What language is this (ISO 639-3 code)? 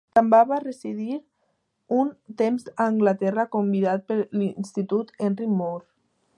cat